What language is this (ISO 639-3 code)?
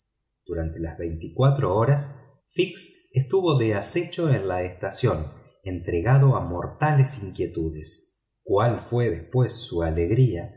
spa